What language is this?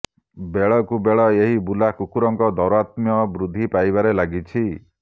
Odia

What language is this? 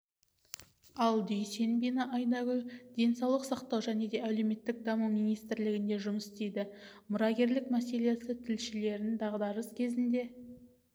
Kazakh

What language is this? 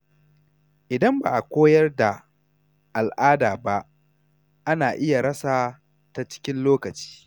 Hausa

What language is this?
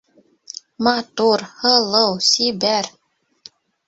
Bashkir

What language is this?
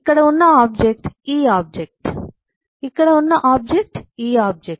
Telugu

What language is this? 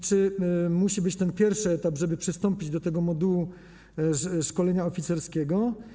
Polish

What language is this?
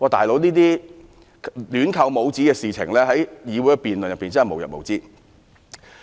Cantonese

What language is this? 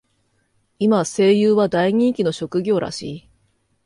Japanese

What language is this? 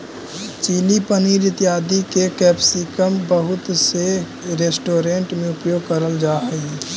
Magahi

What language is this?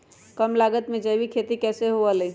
Magahi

